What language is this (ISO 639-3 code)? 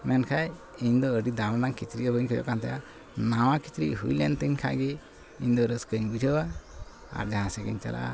sat